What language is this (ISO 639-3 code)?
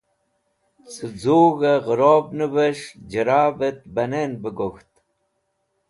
wbl